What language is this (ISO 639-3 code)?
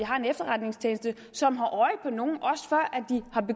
dan